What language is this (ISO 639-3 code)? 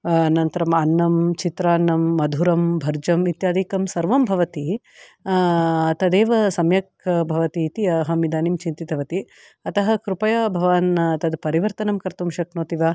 san